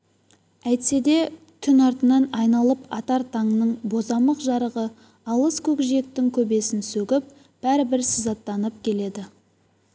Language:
Kazakh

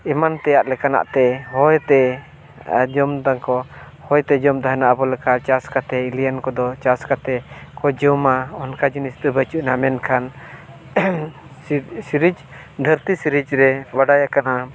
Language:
Santali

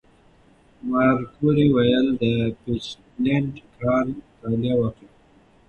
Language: Pashto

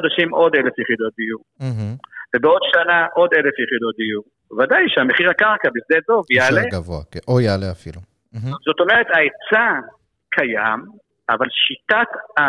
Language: Hebrew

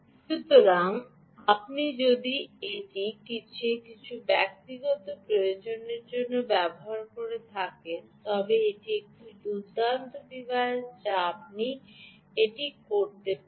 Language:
Bangla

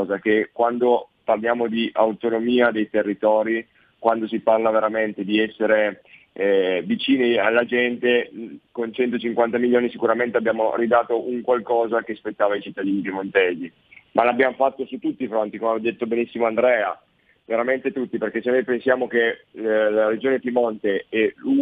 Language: Italian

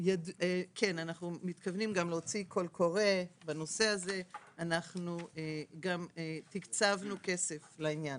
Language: Hebrew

